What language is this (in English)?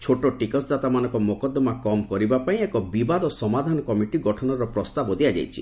Odia